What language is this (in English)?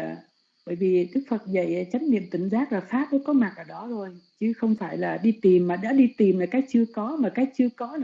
Vietnamese